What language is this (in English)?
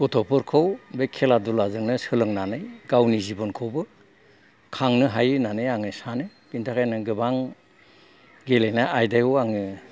Bodo